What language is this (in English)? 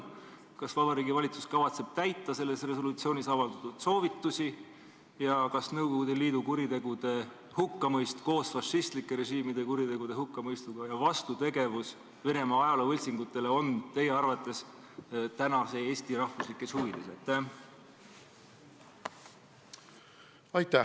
Estonian